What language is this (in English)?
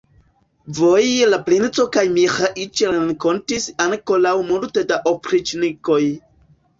Esperanto